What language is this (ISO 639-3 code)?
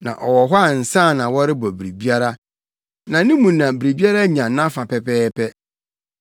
aka